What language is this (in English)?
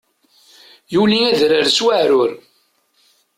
Kabyle